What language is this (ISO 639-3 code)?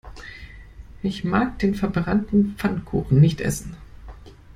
deu